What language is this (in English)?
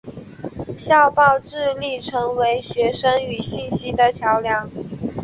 Chinese